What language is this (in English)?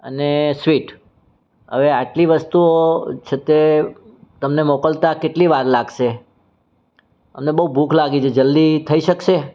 Gujarati